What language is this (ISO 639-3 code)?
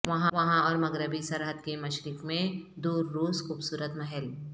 urd